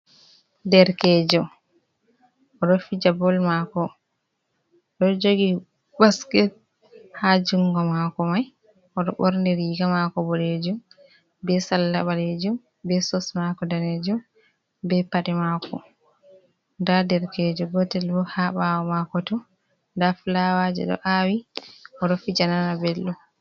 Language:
Fula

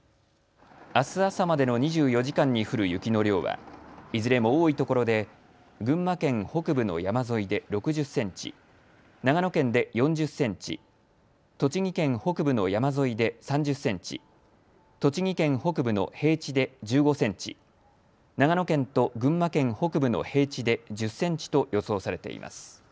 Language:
Japanese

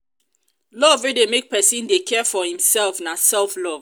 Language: Nigerian Pidgin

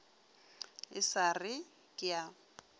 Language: Northern Sotho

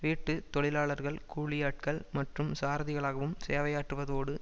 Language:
Tamil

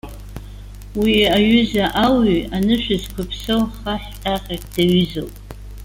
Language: Abkhazian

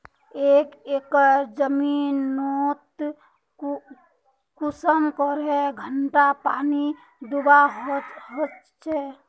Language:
Magahi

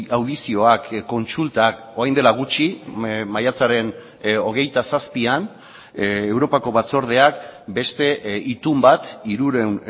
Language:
Basque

